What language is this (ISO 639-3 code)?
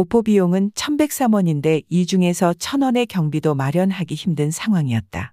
kor